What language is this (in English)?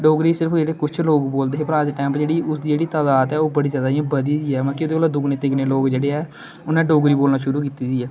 Dogri